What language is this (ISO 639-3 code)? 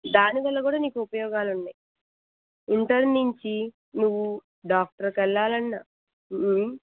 tel